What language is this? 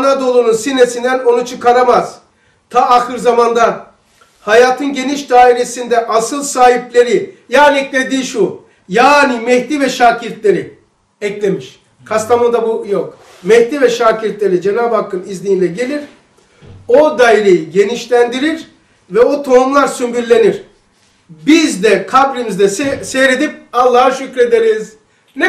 Turkish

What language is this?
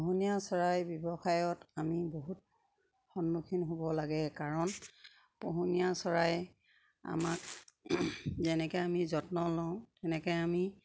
Assamese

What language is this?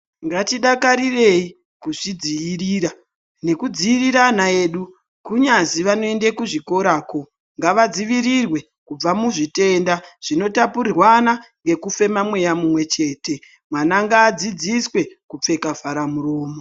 Ndau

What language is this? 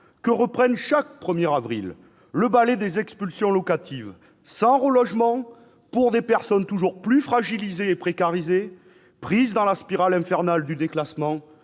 French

